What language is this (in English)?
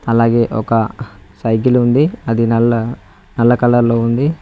Telugu